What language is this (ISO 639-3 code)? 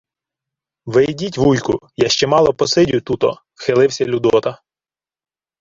ukr